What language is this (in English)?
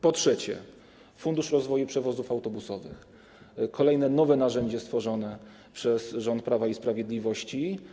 Polish